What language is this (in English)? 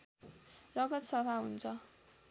Nepali